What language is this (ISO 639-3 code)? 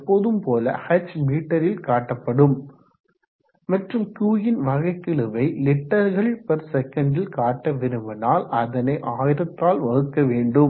tam